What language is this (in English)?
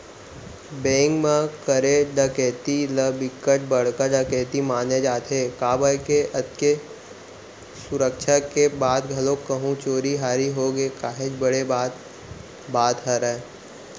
Chhattisgarhi